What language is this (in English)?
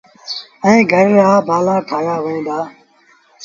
Sindhi Bhil